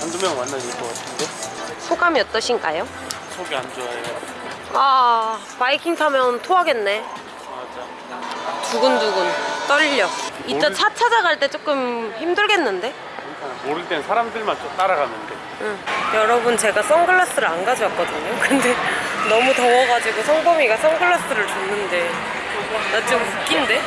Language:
Korean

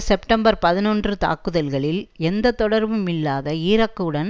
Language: Tamil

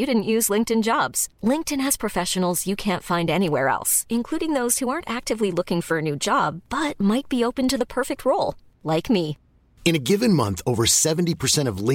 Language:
Persian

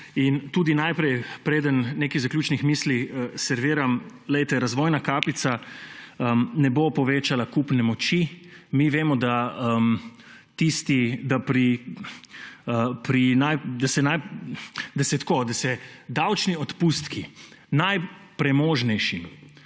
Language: Slovenian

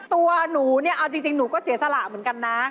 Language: Thai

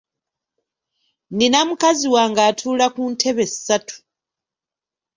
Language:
Ganda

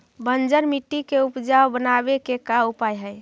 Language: Magahi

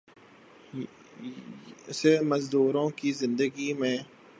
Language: Urdu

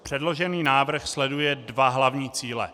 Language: Czech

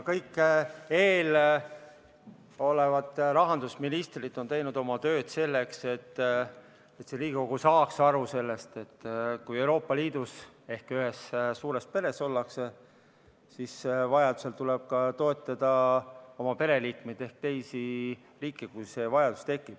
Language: Estonian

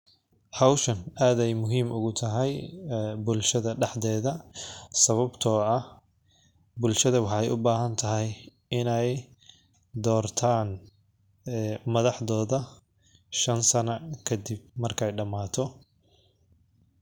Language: Somali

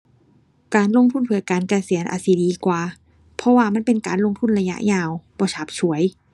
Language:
Thai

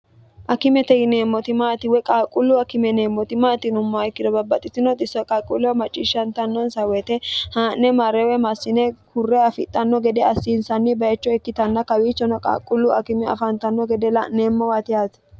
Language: Sidamo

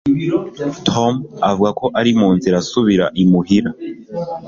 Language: Kinyarwanda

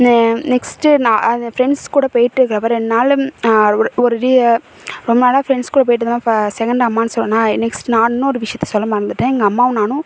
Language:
Tamil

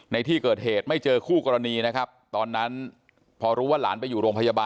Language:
Thai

